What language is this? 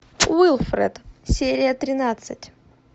Russian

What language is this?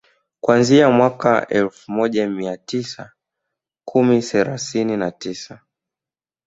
Swahili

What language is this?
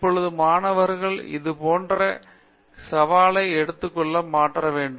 Tamil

